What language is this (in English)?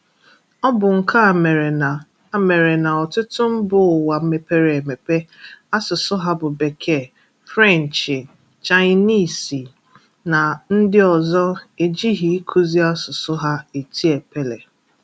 Igbo